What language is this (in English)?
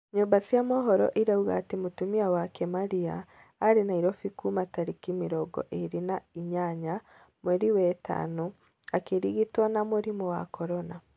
Kikuyu